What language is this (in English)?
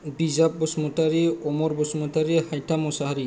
Bodo